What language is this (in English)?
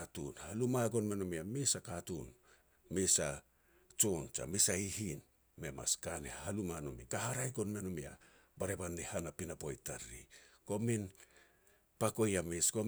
Petats